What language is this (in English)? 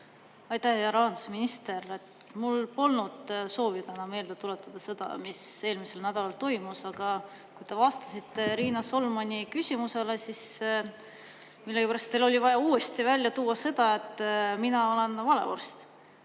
Estonian